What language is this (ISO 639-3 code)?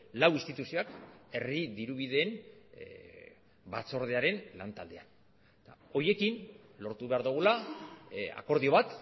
eus